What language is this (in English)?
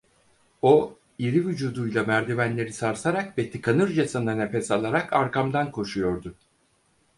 Turkish